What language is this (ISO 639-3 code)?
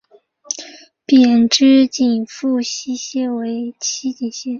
zho